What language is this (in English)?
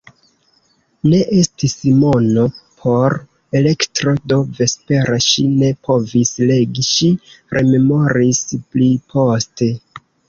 Esperanto